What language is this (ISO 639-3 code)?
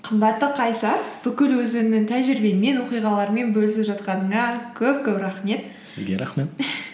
kaz